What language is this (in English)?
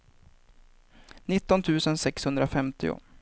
Swedish